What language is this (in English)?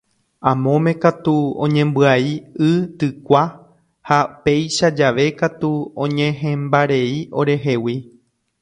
Guarani